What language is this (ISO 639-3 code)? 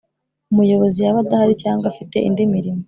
kin